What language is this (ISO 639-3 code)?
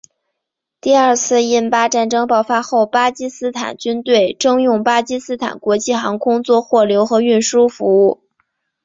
zho